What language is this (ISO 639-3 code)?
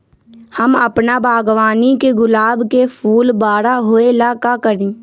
mag